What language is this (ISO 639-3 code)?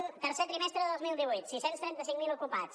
cat